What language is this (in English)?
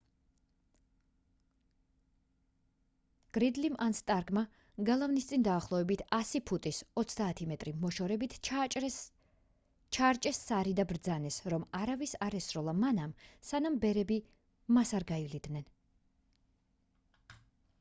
Georgian